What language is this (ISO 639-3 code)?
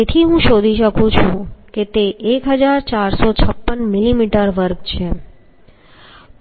guj